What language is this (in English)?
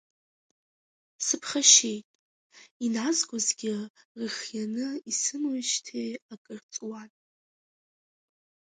Abkhazian